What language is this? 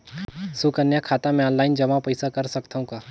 Chhattisgarhi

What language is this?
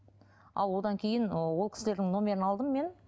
Kazakh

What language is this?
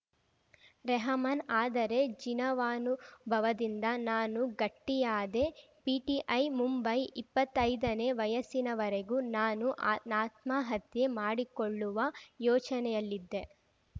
Kannada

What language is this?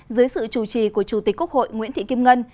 Vietnamese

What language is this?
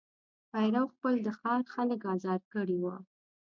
Pashto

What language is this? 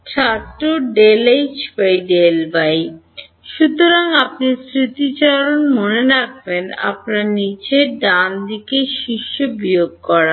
Bangla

